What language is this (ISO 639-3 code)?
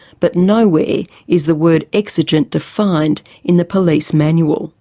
eng